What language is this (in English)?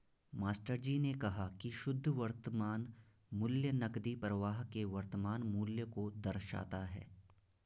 Hindi